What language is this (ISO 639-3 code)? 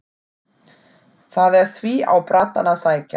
isl